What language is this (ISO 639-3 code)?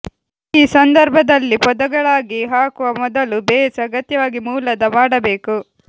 kan